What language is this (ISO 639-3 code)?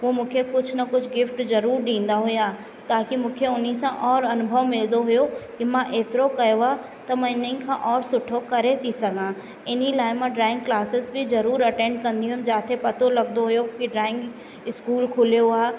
snd